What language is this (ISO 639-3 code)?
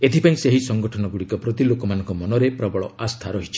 ori